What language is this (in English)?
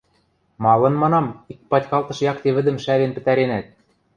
Western Mari